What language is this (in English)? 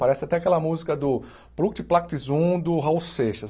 Portuguese